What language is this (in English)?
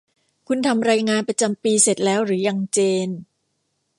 Thai